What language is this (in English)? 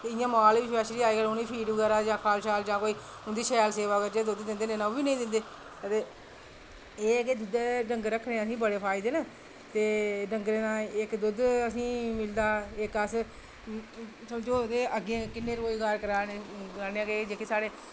Dogri